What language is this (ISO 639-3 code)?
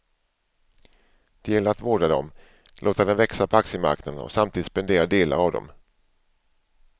swe